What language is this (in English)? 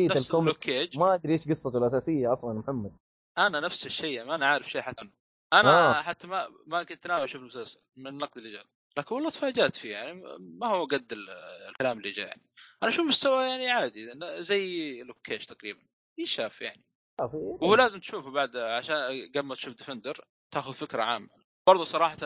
Arabic